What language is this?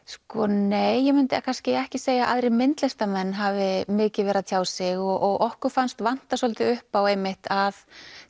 Icelandic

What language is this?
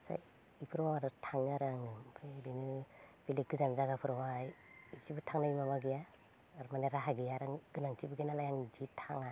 Bodo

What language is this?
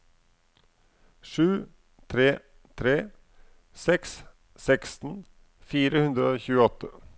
Norwegian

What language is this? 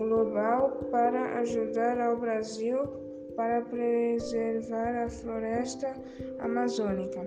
Portuguese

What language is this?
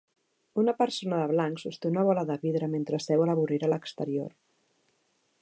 Catalan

